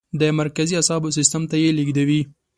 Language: Pashto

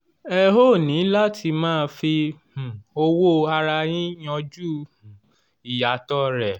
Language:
Yoruba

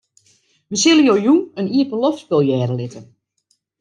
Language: Western Frisian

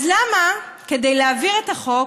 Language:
Hebrew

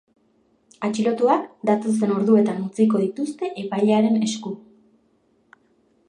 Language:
Basque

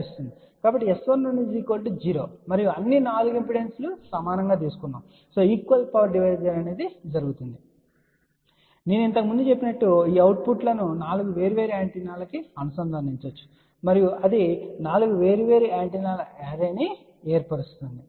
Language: Telugu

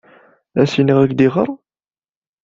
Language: Kabyle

